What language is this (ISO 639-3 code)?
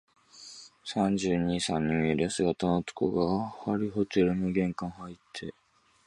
jpn